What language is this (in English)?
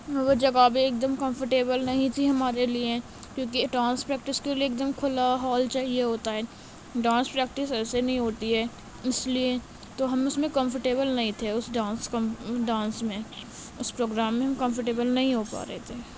Urdu